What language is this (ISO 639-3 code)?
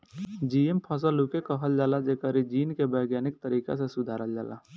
bho